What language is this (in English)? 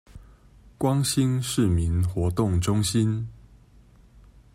Chinese